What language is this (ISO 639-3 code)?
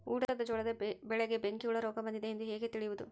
kan